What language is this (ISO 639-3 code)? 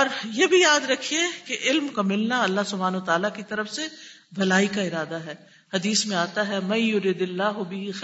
urd